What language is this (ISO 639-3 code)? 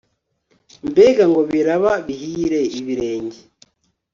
kin